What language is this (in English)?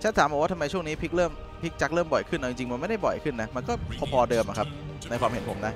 Thai